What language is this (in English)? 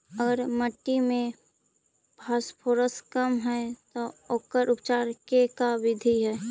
Magahi